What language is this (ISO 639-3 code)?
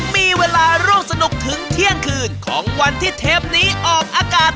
tha